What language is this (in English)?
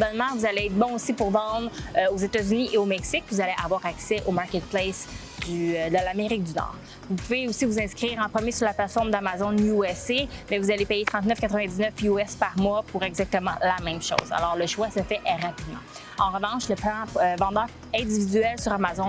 French